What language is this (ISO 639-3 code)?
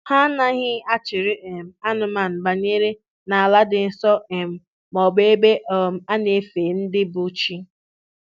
ibo